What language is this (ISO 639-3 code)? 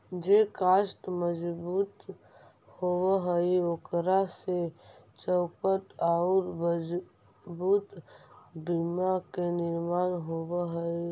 mag